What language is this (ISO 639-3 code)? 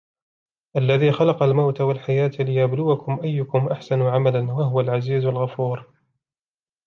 ara